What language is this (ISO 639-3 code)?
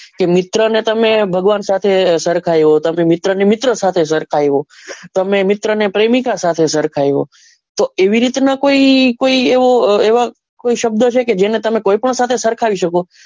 guj